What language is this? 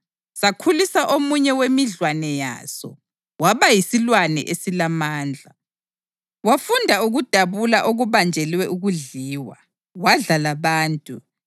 North Ndebele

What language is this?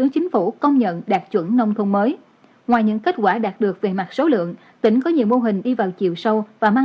Vietnamese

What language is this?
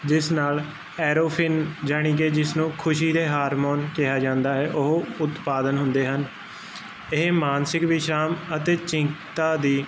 Punjabi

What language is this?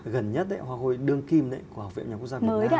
Vietnamese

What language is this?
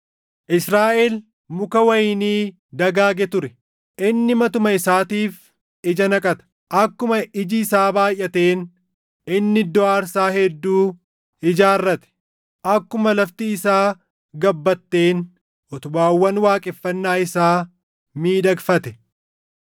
Oromo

